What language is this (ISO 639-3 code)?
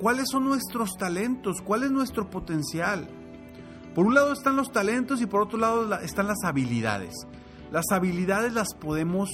spa